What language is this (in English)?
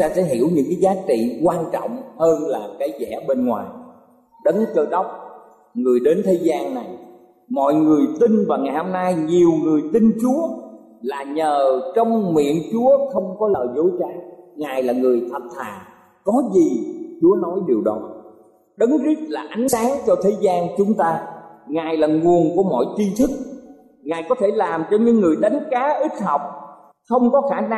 Vietnamese